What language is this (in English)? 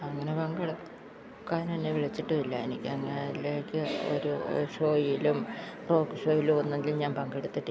Malayalam